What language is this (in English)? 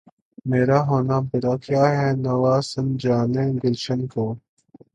Urdu